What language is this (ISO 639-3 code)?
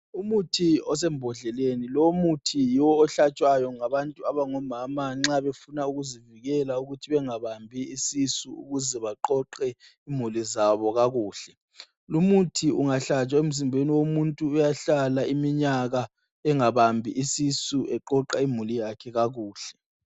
nde